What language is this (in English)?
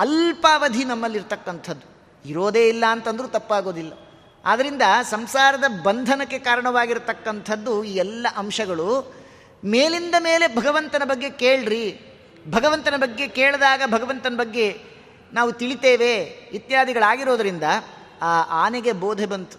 Kannada